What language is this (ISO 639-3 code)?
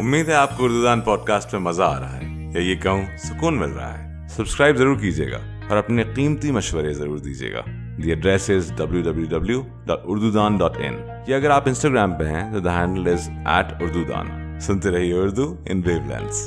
urd